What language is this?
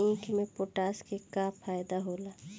Bhojpuri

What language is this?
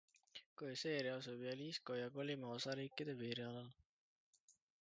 Estonian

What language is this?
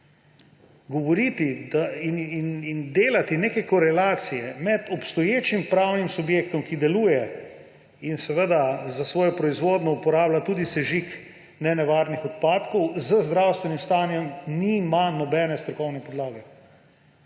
Slovenian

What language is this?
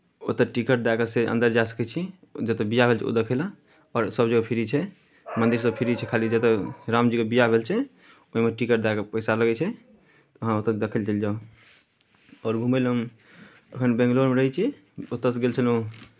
Maithili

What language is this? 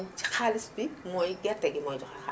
Wolof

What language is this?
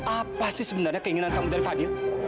Indonesian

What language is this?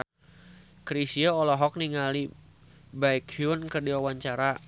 Sundanese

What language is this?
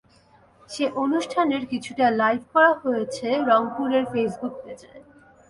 Bangla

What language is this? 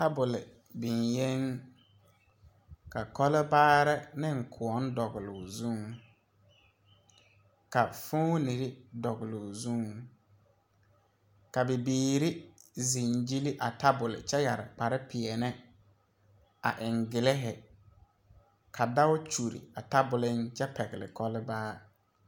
Southern Dagaare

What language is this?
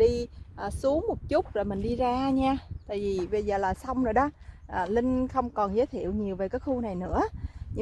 Vietnamese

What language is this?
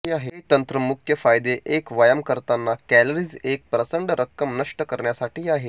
Marathi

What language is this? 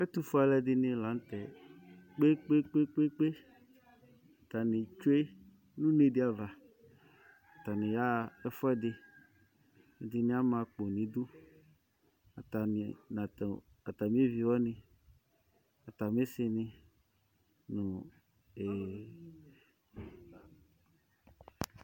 Ikposo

